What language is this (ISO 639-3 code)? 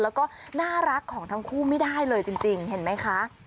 tha